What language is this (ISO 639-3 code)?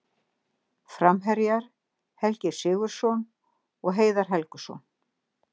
isl